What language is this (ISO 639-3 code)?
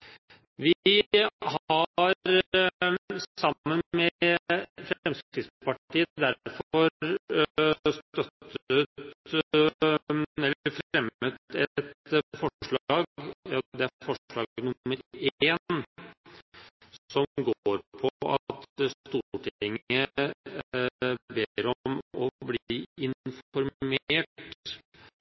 nob